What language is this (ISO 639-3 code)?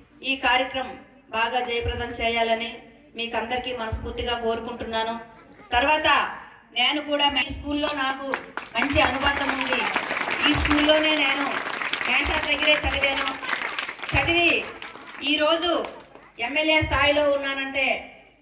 tel